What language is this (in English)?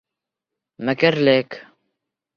Bashkir